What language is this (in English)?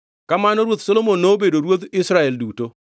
Luo (Kenya and Tanzania)